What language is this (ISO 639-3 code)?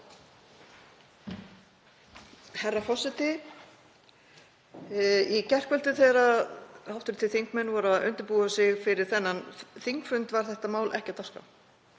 isl